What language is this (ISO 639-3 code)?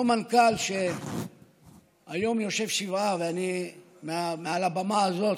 heb